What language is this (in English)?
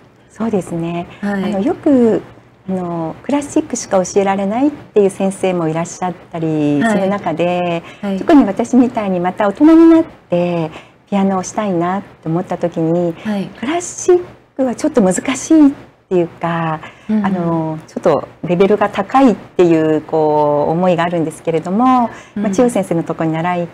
Japanese